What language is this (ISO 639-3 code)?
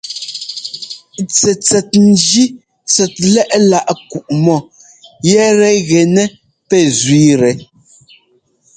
jgo